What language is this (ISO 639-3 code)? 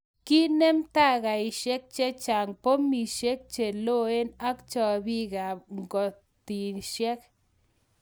kln